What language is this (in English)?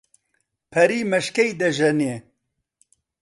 Central Kurdish